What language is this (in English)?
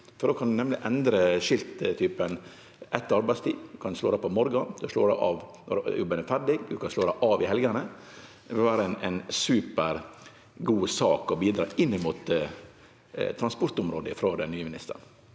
Norwegian